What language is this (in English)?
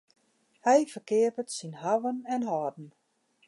Western Frisian